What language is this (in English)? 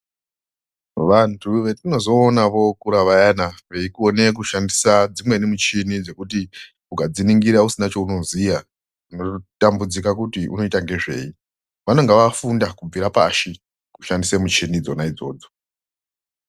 Ndau